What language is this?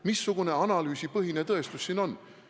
Estonian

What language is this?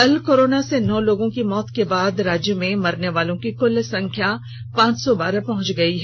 Hindi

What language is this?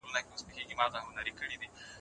Pashto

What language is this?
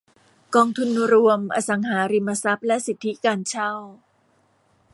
Thai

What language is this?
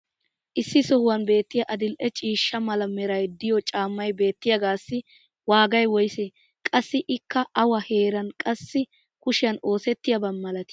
Wolaytta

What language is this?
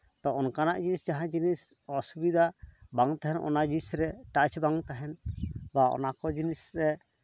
Santali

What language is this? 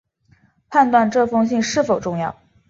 Chinese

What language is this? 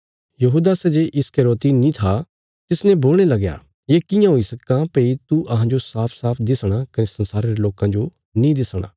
Bilaspuri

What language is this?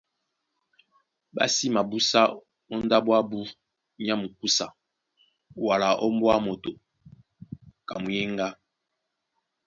Duala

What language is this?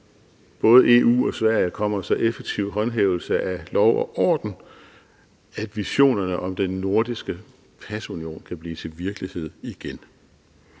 Danish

